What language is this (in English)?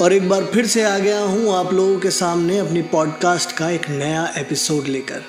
Hindi